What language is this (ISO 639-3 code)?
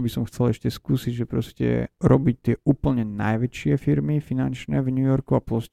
slk